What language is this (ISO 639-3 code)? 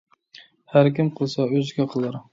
uig